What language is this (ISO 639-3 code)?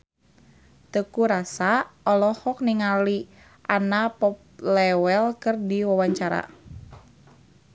sun